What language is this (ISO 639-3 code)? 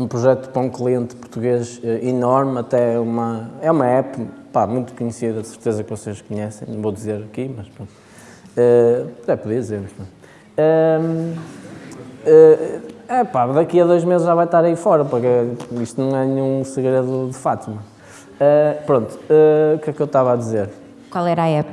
por